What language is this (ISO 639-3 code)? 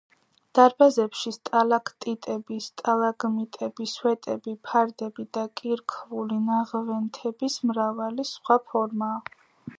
kat